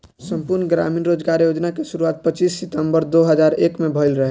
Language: Bhojpuri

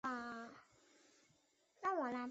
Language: Chinese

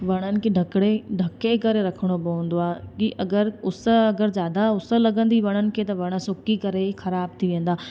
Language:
Sindhi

